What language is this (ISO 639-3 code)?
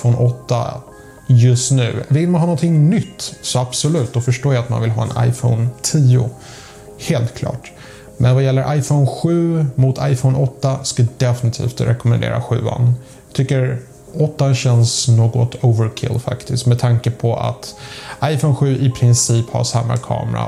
swe